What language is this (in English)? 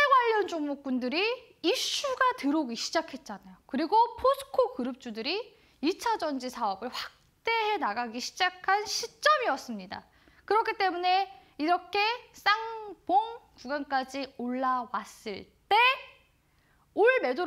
Korean